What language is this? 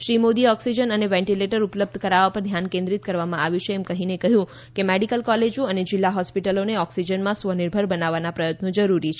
Gujarati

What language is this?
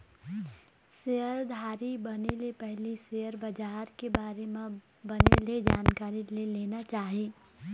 Chhattisgarhi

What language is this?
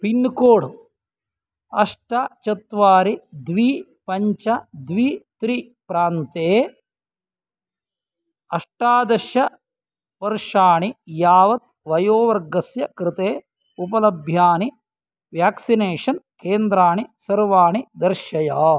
Sanskrit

